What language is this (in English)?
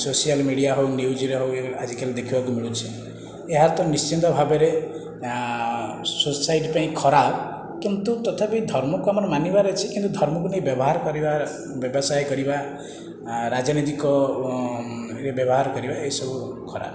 Odia